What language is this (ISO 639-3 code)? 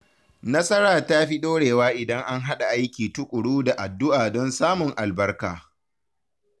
hau